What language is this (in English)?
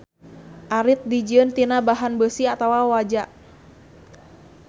Sundanese